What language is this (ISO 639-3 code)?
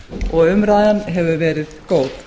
isl